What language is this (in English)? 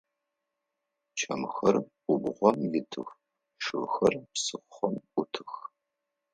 Adyghe